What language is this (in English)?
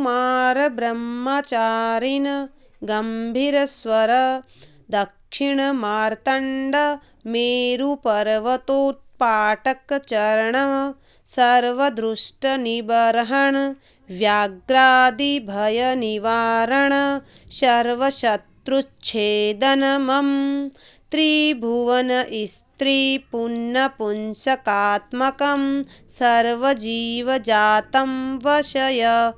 Sanskrit